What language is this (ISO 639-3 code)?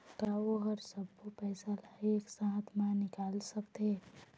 hne